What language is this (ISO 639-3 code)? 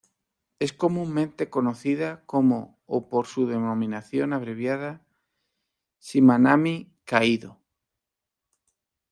spa